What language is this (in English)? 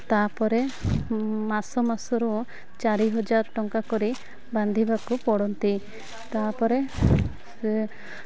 Odia